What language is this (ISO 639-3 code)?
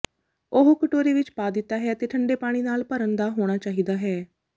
pan